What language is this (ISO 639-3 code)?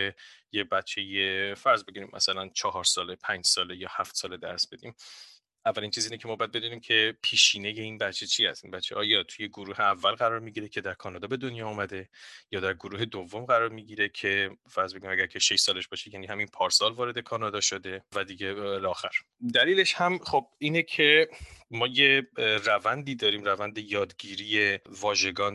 fas